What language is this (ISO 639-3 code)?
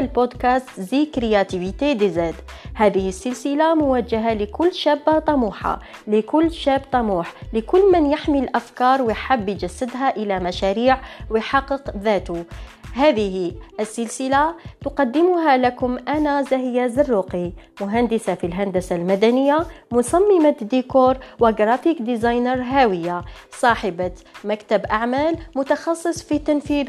ara